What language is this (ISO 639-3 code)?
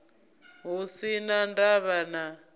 ven